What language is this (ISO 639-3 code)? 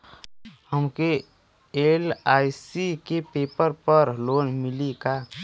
bho